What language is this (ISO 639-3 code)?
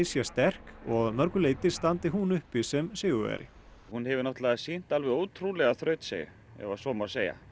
isl